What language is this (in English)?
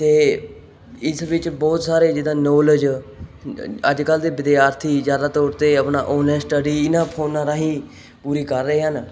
Punjabi